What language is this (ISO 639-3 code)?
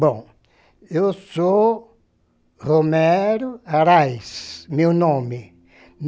por